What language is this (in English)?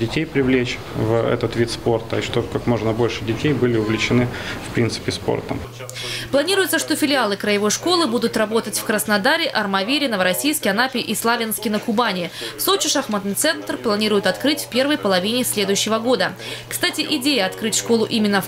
Russian